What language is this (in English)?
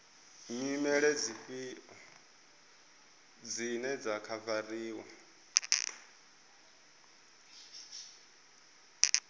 Venda